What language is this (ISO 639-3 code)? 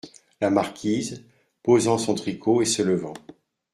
fra